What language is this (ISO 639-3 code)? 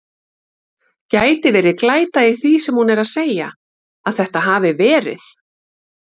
isl